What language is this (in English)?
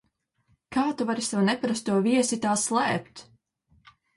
Latvian